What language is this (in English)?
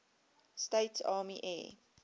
English